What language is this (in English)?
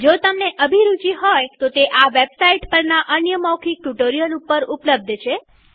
Gujarati